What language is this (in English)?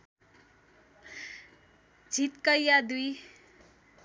Nepali